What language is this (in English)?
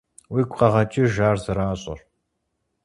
Kabardian